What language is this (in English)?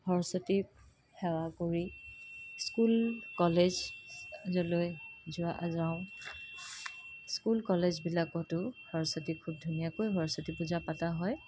Assamese